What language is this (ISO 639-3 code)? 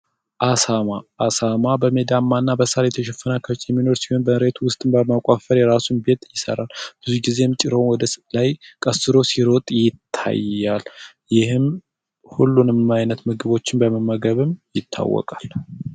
amh